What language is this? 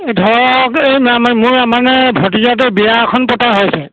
Assamese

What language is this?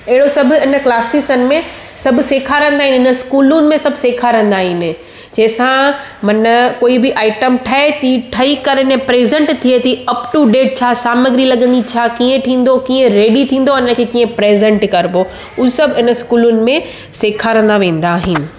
Sindhi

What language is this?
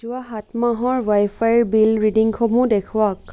Assamese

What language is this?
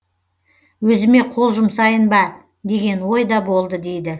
Kazakh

